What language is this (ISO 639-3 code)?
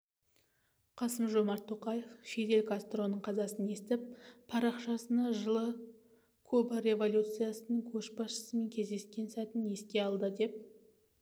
kaz